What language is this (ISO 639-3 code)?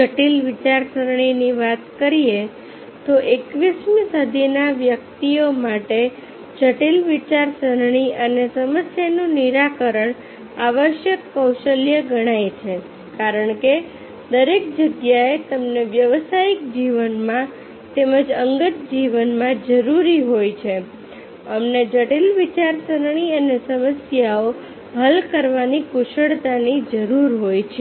guj